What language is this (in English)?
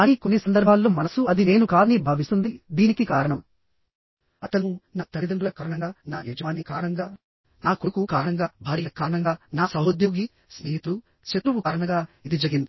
Telugu